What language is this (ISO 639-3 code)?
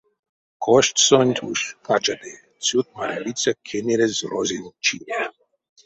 myv